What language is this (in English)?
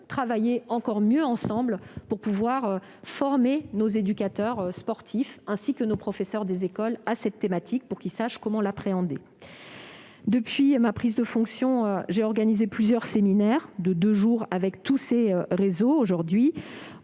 French